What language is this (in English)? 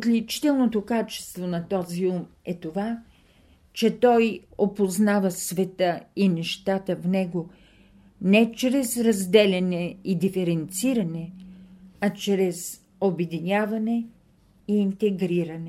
Bulgarian